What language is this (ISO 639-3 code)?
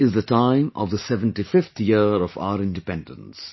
eng